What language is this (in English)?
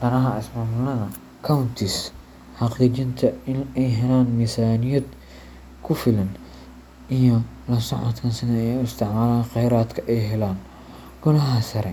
Somali